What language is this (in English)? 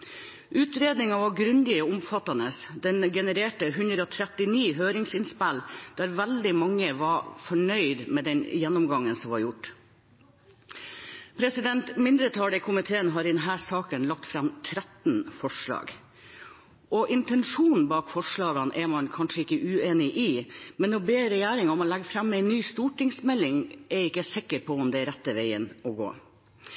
Norwegian Bokmål